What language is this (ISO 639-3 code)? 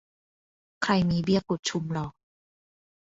tha